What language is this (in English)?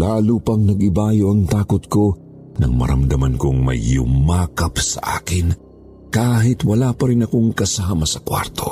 Filipino